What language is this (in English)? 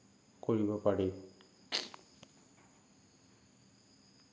Assamese